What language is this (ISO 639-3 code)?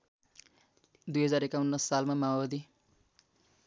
nep